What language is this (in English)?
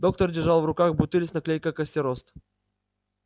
Russian